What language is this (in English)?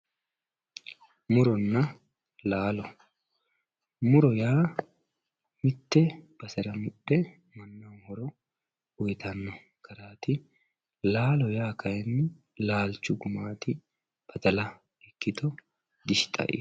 Sidamo